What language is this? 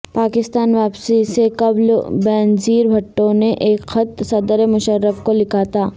Urdu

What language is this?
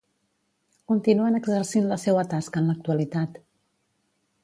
Catalan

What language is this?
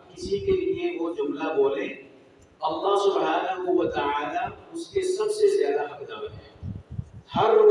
Urdu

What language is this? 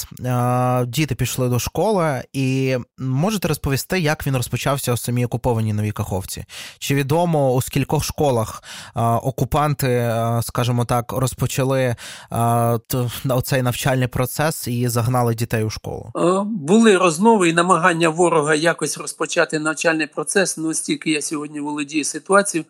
Ukrainian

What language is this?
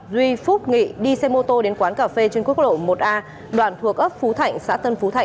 Vietnamese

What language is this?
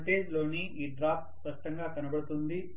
Telugu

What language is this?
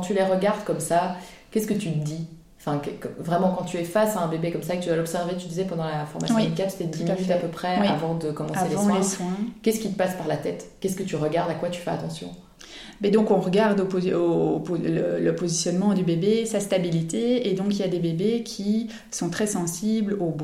French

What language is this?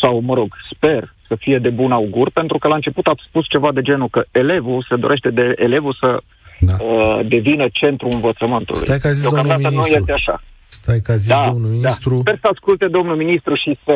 Romanian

